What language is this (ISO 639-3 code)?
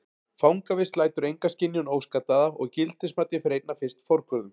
isl